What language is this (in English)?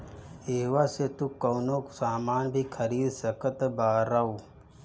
Bhojpuri